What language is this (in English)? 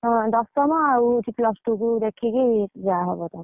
Odia